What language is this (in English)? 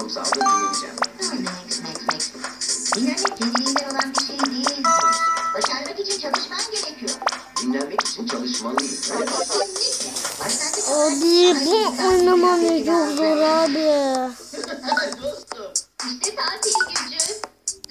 Turkish